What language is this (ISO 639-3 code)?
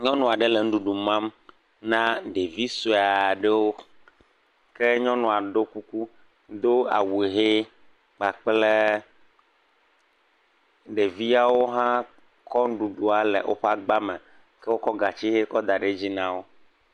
ewe